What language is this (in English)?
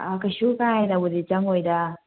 Manipuri